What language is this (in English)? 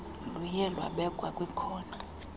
Xhosa